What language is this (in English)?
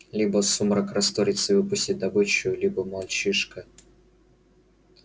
Russian